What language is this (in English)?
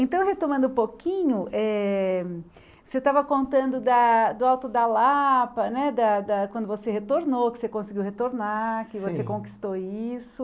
Portuguese